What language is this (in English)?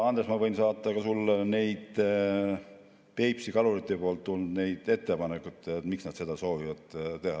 Estonian